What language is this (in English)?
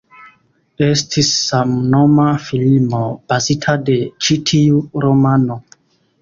Esperanto